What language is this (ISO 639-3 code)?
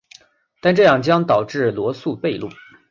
zho